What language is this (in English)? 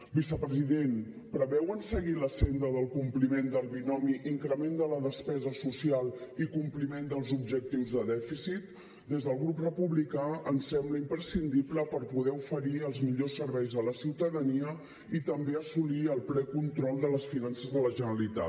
Catalan